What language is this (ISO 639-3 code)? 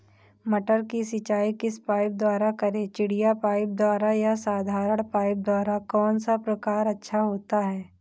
hin